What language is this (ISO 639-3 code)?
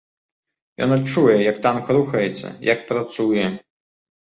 bel